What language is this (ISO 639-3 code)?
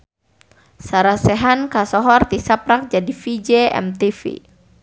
sun